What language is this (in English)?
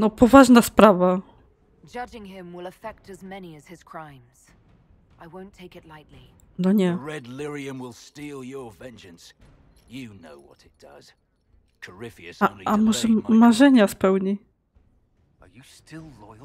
Polish